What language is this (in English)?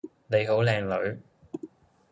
Cantonese